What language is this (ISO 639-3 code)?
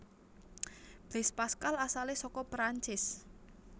jav